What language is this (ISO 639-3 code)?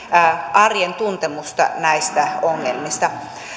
fin